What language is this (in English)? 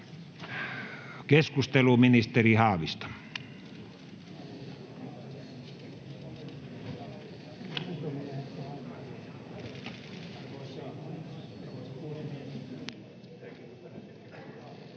Finnish